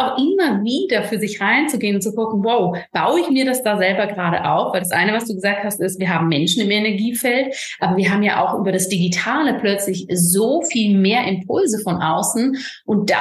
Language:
German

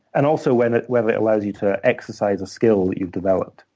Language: English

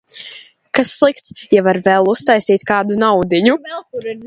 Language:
Latvian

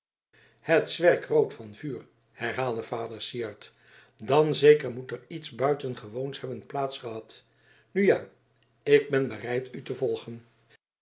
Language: Dutch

